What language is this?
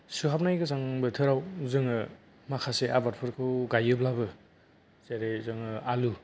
Bodo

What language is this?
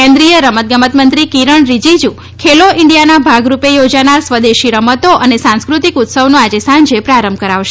Gujarati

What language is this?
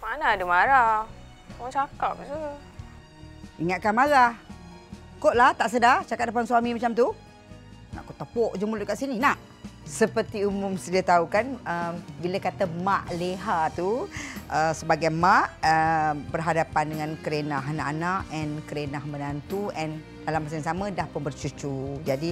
Malay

